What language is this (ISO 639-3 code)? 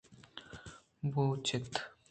bgp